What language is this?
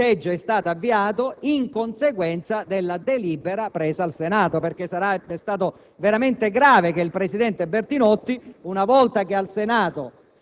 Italian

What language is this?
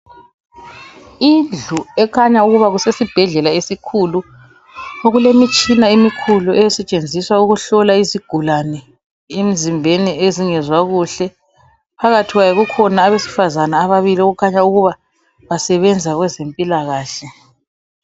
North Ndebele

